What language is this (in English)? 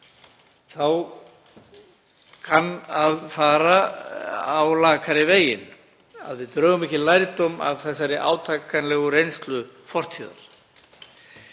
Icelandic